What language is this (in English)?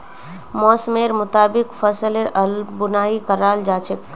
Magahi